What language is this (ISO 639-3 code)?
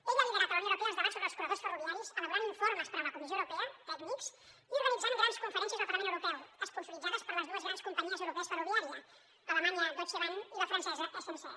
cat